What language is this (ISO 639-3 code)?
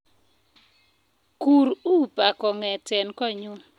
kln